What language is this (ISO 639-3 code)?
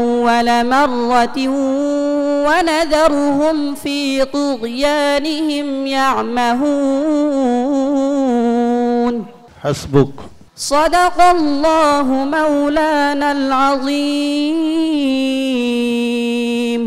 ara